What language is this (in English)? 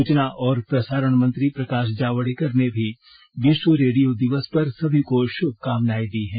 Hindi